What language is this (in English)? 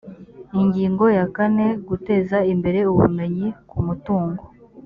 Kinyarwanda